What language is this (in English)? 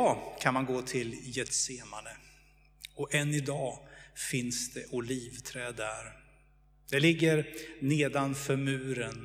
Swedish